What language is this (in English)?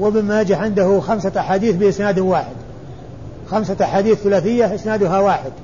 Arabic